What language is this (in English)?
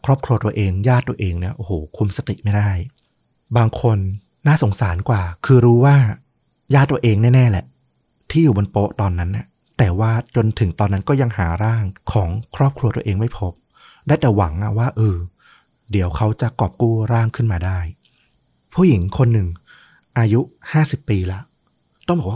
Thai